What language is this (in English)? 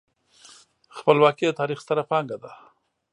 Pashto